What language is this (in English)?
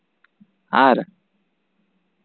Santali